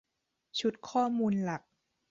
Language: Thai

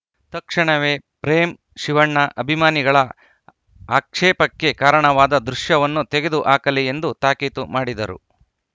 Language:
Kannada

